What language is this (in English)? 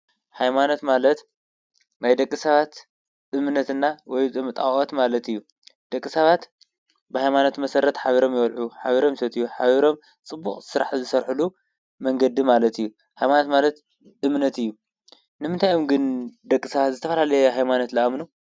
Tigrinya